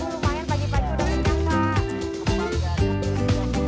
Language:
Indonesian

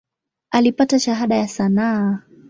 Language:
Swahili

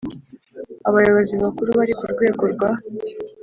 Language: Kinyarwanda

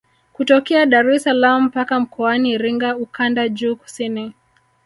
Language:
Swahili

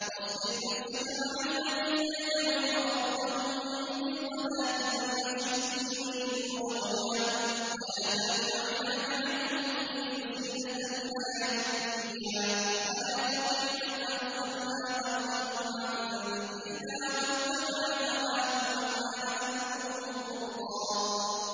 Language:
Arabic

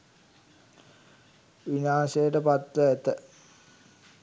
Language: Sinhala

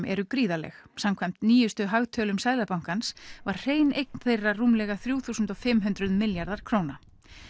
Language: Icelandic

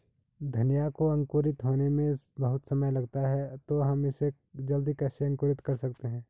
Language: Hindi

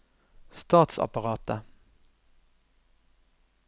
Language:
Norwegian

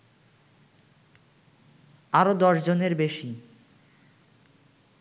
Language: Bangla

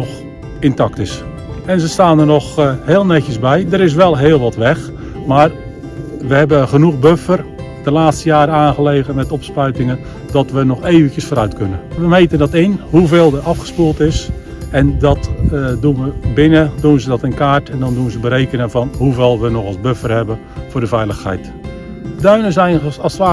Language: Dutch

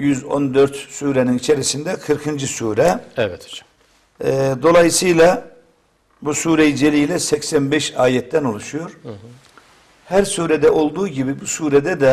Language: Turkish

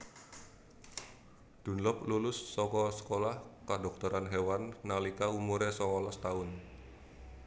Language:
Javanese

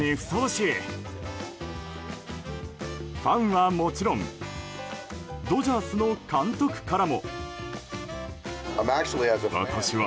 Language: Japanese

